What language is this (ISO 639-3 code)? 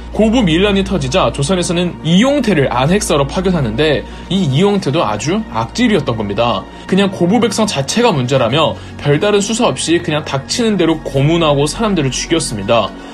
kor